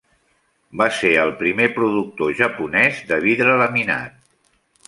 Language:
Catalan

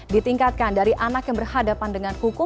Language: Indonesian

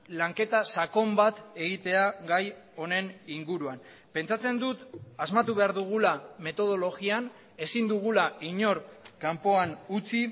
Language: Basque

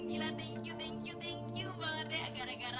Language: Indonesian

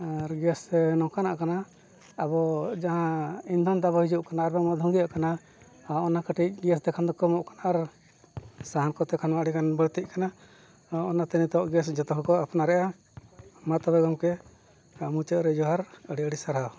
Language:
Santali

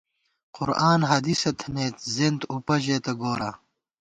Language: Gawar-Bati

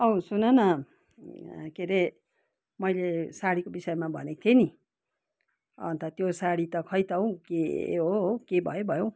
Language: Nepali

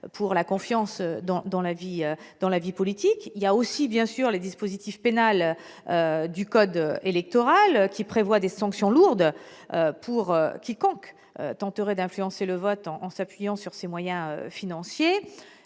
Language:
French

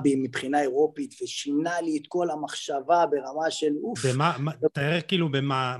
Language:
Hebrew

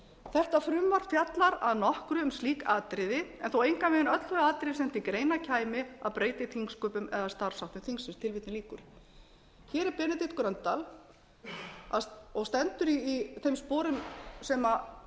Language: Icelandic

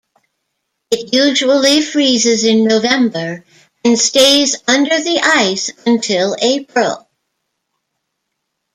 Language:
English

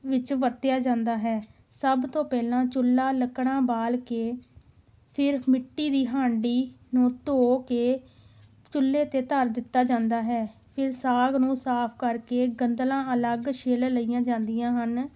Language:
Punjabi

